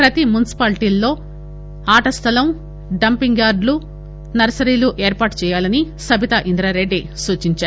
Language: Telugu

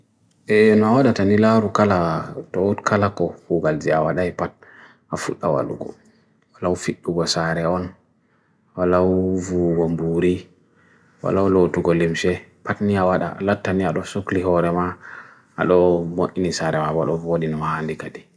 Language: Bagirmi Fulfulde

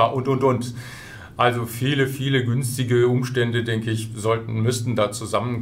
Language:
German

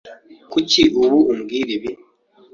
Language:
Kinyarwanda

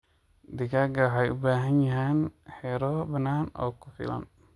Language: Somali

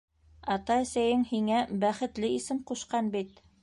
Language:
Bashkir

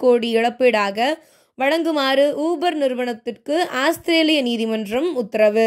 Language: Tamil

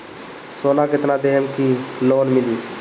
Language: Bhojpuri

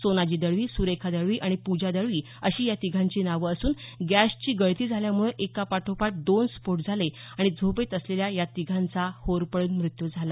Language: Marathi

